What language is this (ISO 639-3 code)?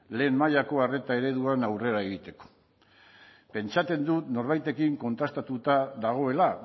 eus